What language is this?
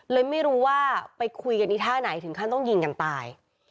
Thai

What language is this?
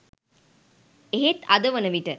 Sinhala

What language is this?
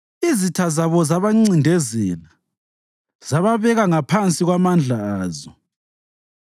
North Ndebele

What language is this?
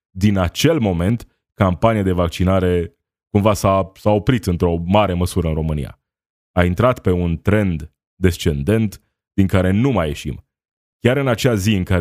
Romanian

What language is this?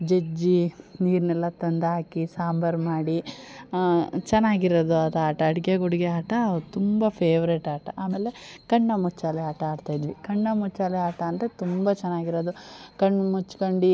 Kannada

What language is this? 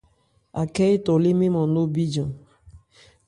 Ebrié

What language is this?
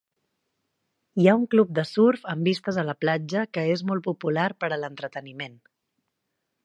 Catalan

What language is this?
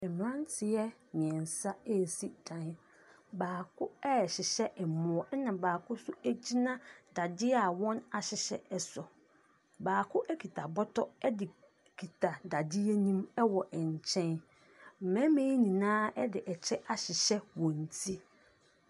Akan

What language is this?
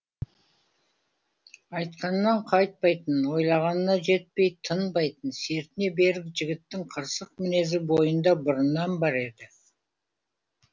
Kazakh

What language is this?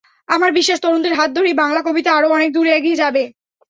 Bangla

